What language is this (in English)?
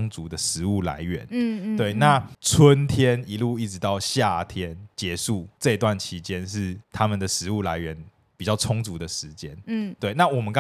Chinese